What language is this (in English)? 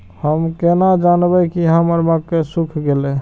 Maithili